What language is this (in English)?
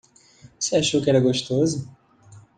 Portuguese